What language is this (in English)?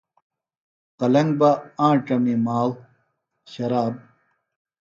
Phalura